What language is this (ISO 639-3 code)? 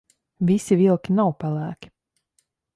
lav